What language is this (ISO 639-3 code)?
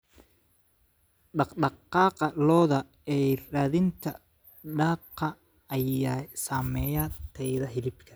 som